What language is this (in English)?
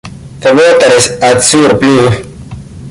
English